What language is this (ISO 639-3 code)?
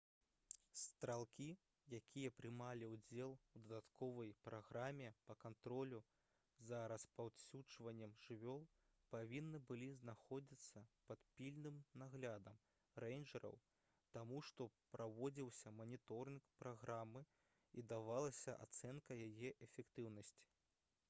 bel